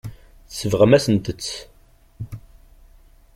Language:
Kabyle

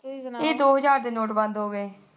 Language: Punjabi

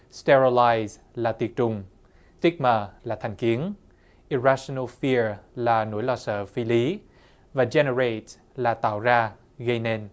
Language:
Vietnamese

